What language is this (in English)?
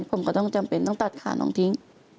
Thai